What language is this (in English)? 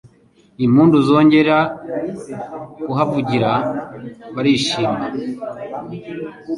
Kinyarwanda